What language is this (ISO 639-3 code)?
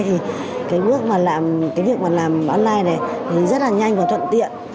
vie